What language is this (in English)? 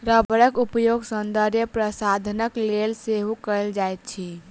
Maithili